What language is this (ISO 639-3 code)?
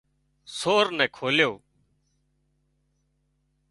kxp